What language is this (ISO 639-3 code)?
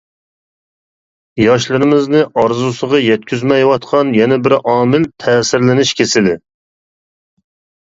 uig